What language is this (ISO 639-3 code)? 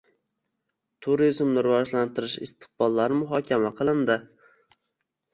uzb